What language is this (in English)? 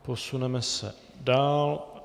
Czech